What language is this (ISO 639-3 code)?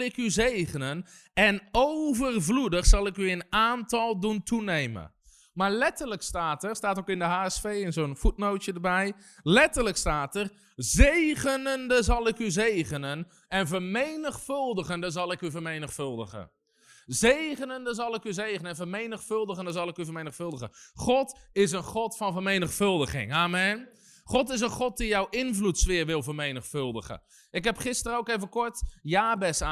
nld